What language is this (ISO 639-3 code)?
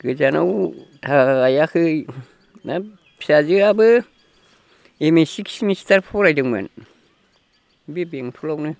brx